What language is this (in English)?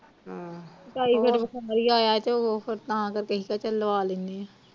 Punjabi